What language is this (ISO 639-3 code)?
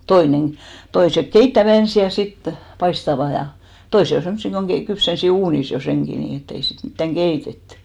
fin